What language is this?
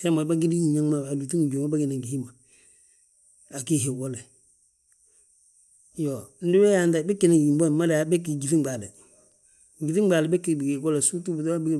Balanta-Ganja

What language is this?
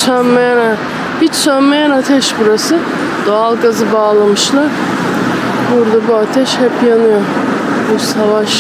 Turkish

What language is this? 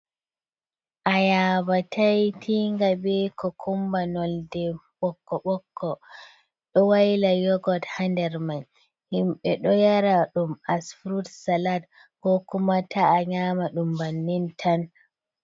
Fula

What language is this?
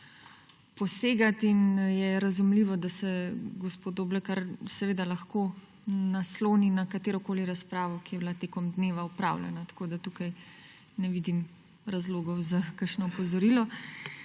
Slovenian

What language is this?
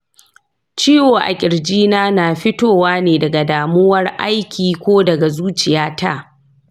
Hausa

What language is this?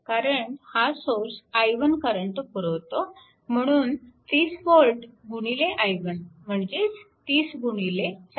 Marathi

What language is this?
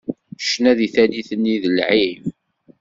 Kabyle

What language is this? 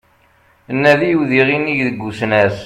Kabyle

